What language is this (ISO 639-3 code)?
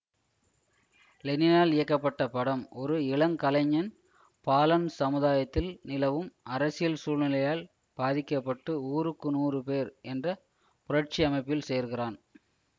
tam